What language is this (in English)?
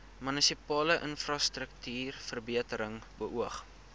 Afrikaans